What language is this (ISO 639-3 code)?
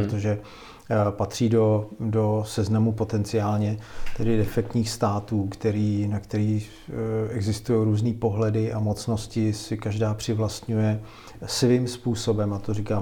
ces